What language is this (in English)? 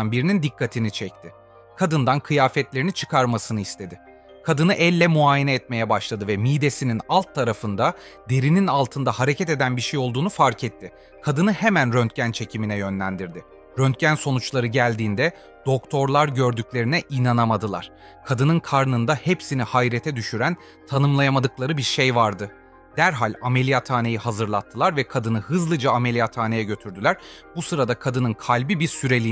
Turkish